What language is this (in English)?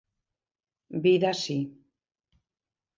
Galician